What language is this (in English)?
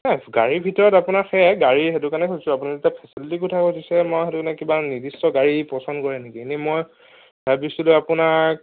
Assamese